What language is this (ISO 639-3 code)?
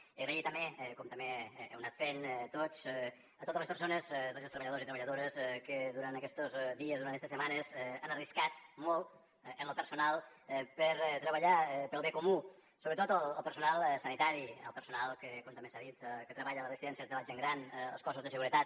cat